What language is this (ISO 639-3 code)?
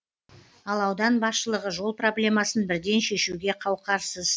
kaz